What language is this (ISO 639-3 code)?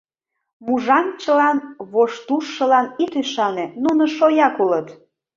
chm